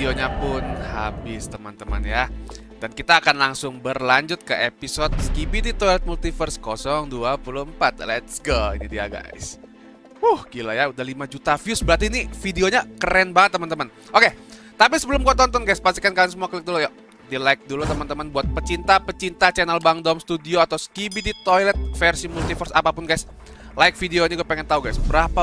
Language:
Indonesian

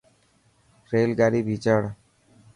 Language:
Dhatki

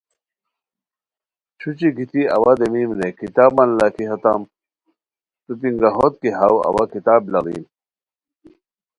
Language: Khowar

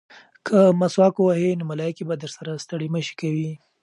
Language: Pashto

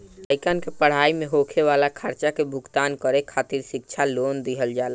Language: Bhojpuri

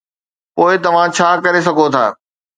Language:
Sindhi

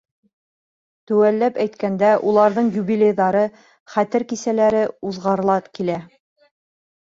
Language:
Bashkir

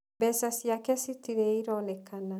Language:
Kikuyu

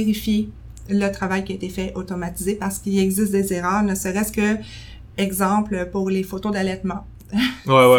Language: French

